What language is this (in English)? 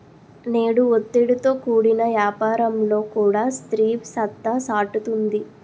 Telugu